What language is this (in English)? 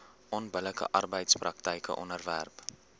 Afrikaans